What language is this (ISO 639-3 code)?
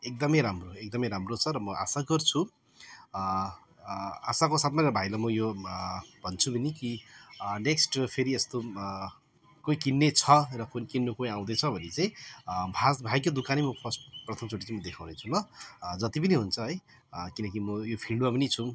nep